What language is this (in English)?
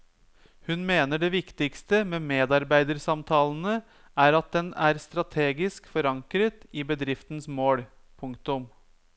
Norwegian